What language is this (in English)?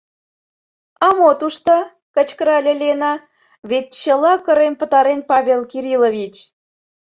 Mari